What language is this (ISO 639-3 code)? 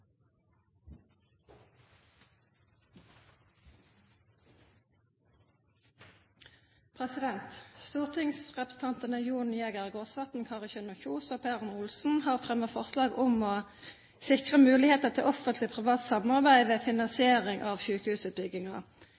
nob